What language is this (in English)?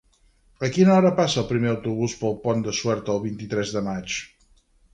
Catalan